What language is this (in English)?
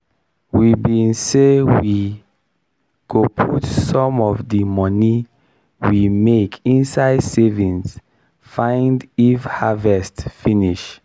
Nigerian Pidgin